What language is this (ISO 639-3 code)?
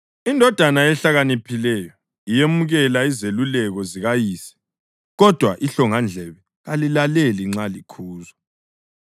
nde